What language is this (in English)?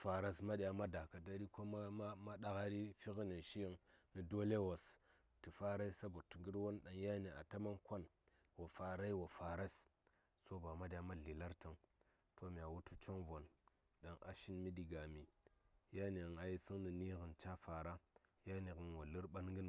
Saya